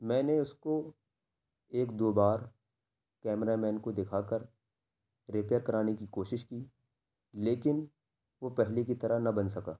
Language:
Urdu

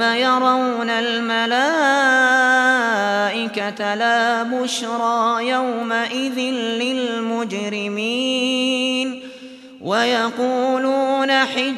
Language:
Arabic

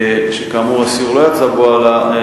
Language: Hebrew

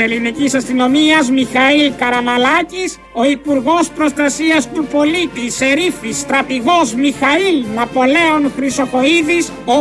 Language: Greek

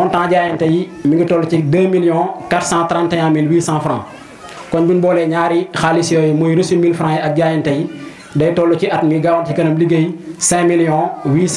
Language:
French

